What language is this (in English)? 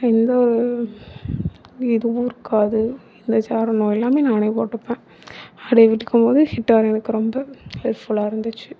Tamil